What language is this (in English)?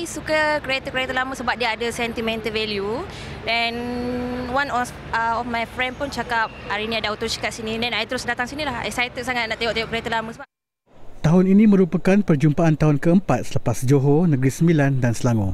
Malay